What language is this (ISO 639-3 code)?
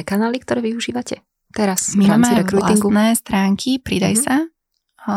slk